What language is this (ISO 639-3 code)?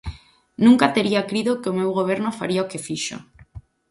glg